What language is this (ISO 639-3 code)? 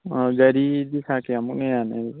mni